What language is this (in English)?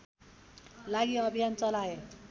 Nepali